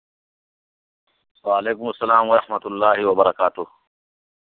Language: Urdu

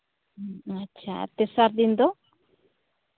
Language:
Santali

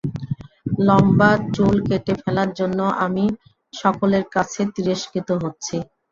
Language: Bangla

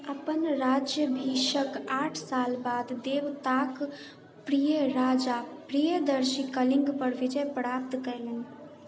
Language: Maithili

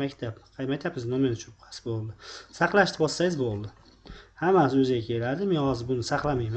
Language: Turkish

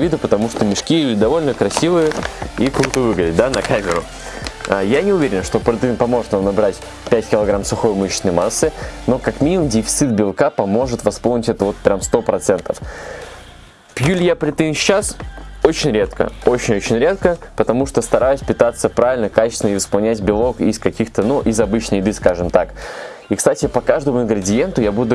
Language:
Russian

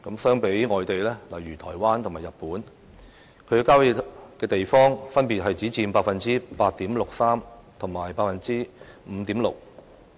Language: Cantonese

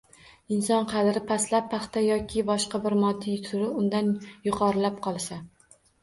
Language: Uzbek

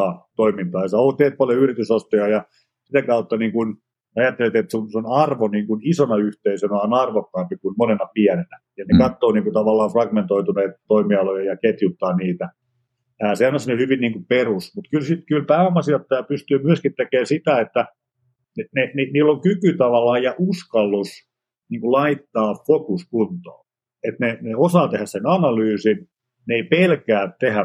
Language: Finnish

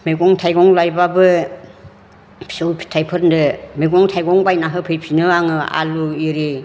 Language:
Bodo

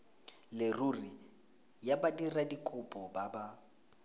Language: Tswana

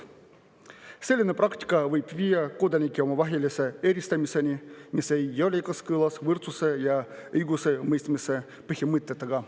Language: Estonian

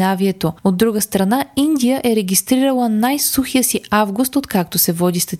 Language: Bulgarian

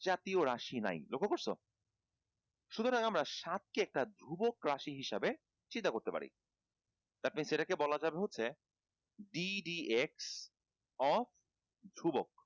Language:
Bangla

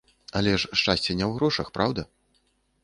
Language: Belarusian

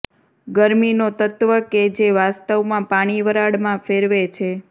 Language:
Gujarati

